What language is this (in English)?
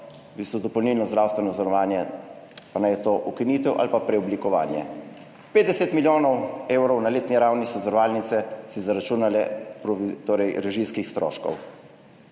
Slovenian